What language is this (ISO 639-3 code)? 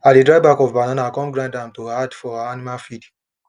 pcm